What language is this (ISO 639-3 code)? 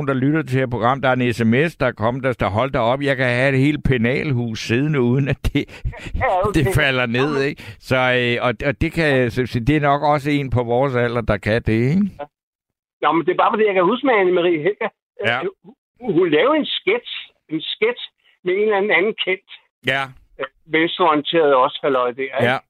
dan